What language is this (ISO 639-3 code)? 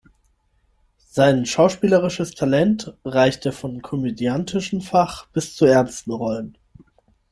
deu